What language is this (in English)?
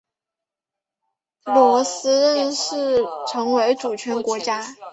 Chinese